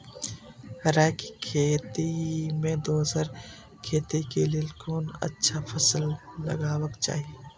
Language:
Maithili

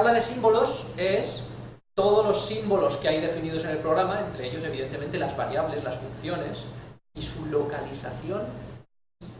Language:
Spanish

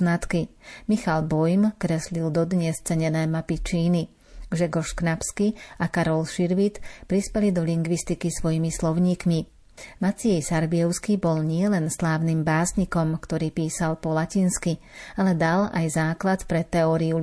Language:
Slovak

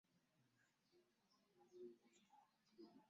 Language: Ganda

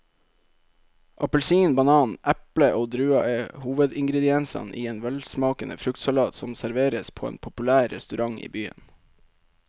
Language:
Norwegian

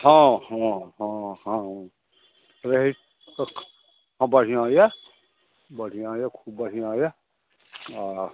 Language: Maithili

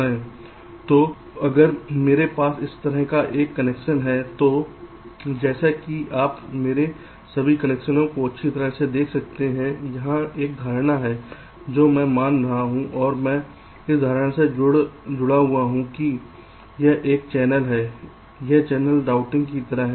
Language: Hindi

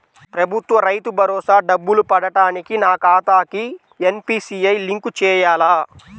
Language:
Telugu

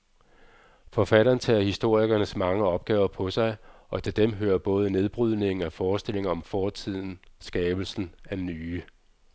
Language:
Danish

